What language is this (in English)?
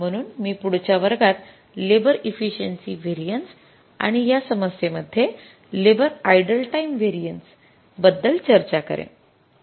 Marathi